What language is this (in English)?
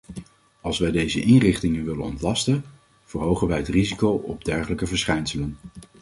Dutch